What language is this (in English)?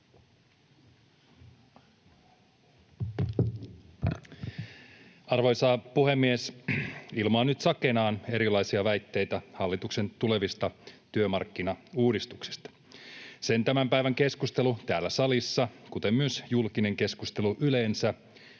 Finnish